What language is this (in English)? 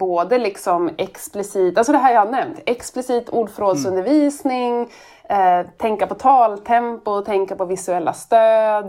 Swedish